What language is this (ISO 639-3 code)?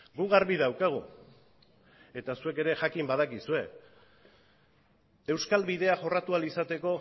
eus